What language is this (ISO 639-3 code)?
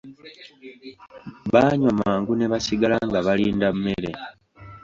lug